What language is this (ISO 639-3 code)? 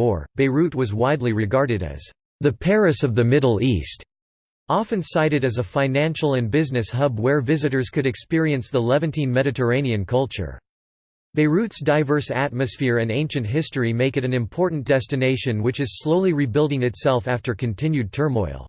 eng